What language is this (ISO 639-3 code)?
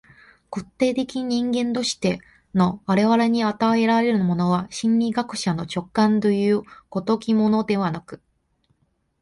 jpn